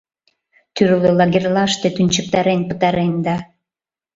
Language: Mari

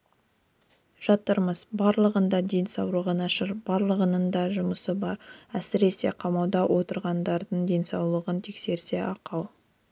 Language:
Kazakh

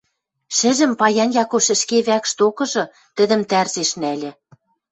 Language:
Western Mari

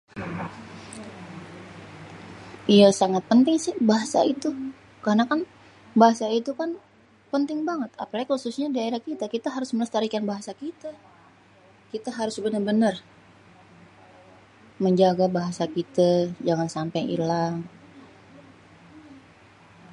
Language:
Betawi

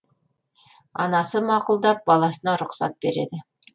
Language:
Kazakh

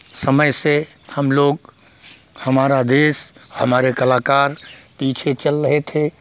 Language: Hindi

